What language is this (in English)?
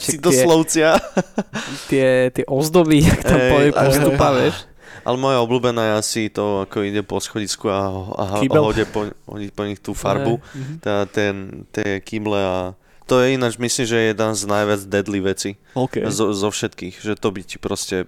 Slovak